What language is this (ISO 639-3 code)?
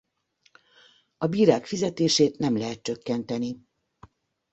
hun